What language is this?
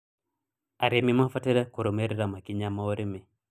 Kikuyu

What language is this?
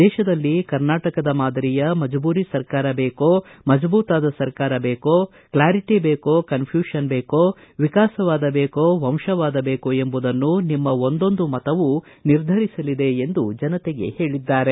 Kannada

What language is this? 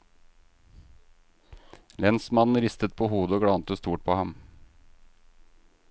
Norwegian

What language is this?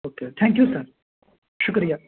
Urdu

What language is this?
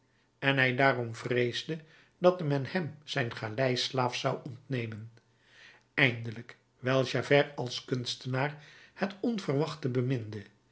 Dutch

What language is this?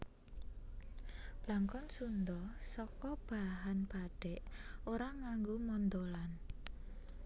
Javanese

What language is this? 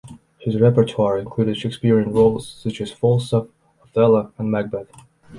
English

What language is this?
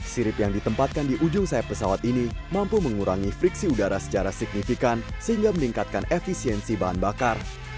Indonesian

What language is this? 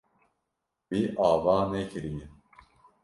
Kurdish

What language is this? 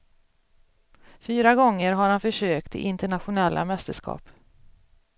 Swedish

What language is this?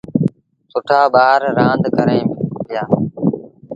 Sindhi Bhil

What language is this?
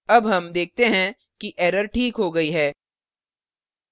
Hindi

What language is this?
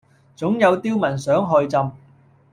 Cantonese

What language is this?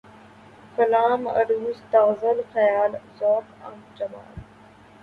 Urdu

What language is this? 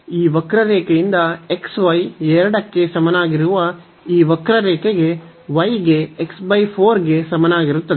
Kannada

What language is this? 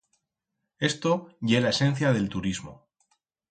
Aragonese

